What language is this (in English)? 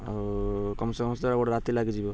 Odia